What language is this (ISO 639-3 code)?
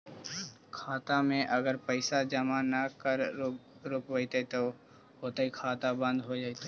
mag